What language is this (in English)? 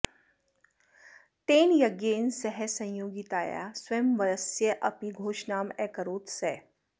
Sanskrit